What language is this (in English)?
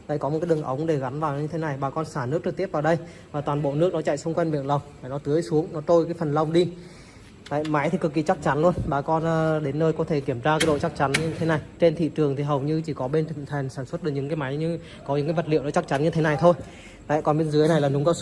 Vietnamese